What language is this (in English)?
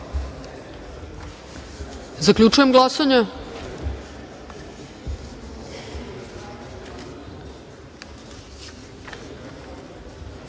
Serbian